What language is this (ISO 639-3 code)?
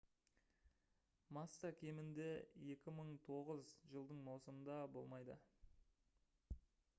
kaz